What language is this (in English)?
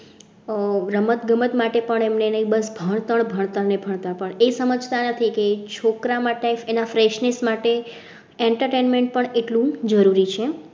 Gujarati